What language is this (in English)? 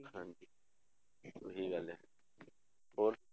Punjabi